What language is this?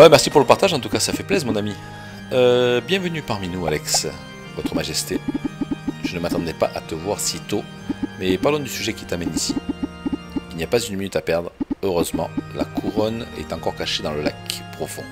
French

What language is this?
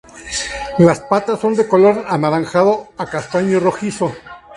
Spanish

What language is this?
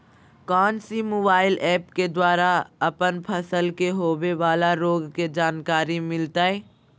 Magahi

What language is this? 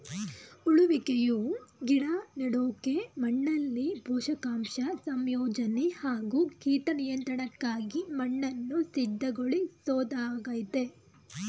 Kannada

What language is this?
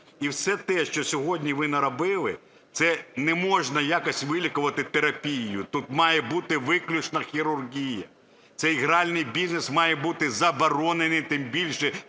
Ukrainian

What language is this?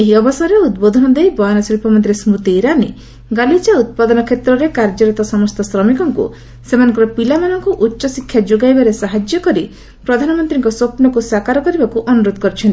Odia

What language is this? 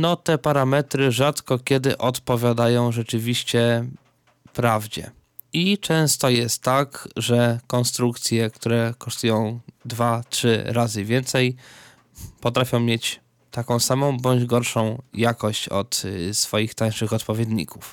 Polish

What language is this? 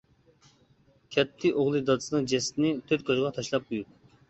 Uyghur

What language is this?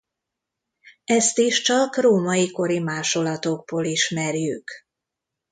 Hungarian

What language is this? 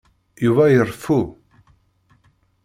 Kabyle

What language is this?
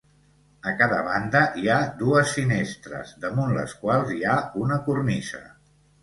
Catalan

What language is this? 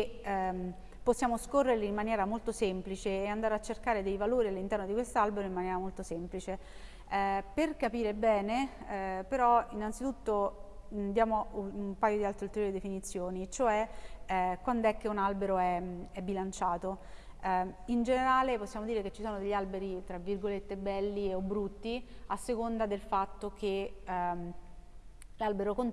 Italian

